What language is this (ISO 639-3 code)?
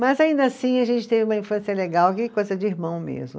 por